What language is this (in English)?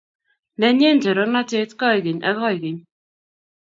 Kalenjin